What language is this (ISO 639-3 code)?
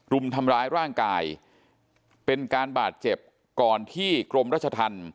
tha